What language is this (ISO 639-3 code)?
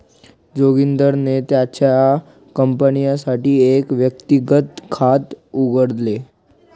mar